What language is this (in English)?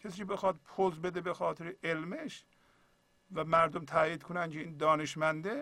Persian